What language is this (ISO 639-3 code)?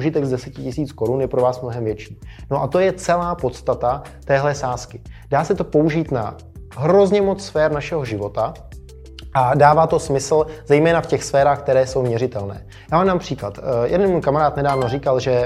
ces